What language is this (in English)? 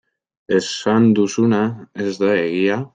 Basque